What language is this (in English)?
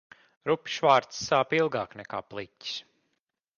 Latvian